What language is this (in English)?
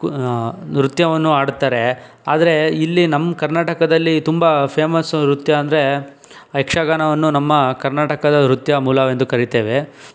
Kannada